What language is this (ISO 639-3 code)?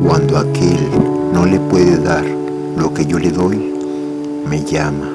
spa